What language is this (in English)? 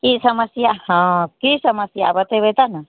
Maithili